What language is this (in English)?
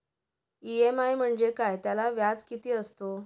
Marathi